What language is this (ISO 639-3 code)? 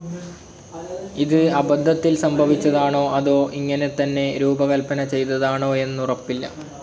mal